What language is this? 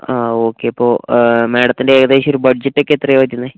Malayalam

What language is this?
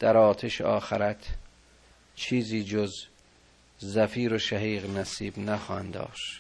Persian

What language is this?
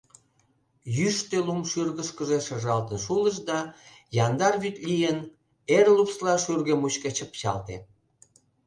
Mari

